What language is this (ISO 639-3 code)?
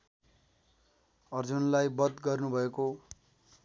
nep